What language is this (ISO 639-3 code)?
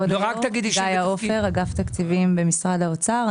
heb